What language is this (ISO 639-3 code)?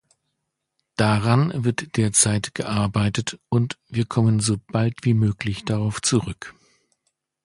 deu